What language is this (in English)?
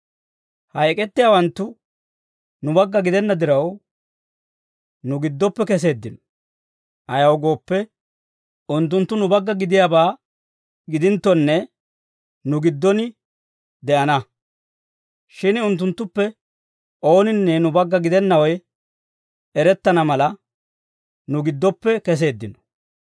Dawro